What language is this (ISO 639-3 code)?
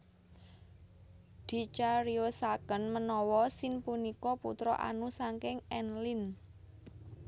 jav